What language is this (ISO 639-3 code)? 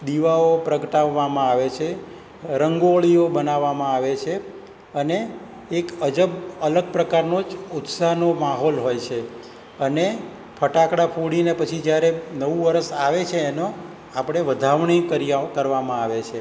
guj